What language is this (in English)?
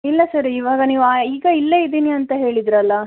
Kannada